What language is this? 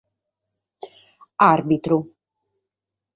Sardinian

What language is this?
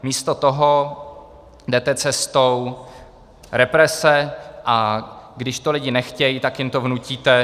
Czech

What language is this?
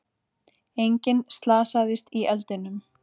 Icelandic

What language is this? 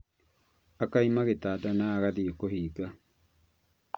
Kikuyu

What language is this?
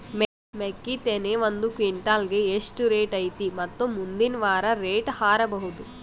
Kannada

